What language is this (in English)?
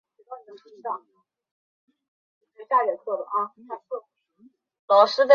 Chinese